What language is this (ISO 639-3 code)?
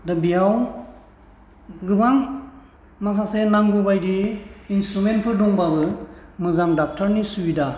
brx